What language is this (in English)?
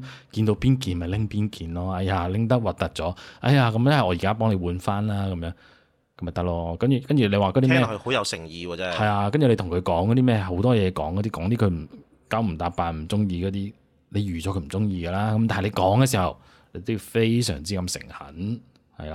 Chinese